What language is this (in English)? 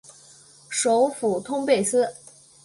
Chinese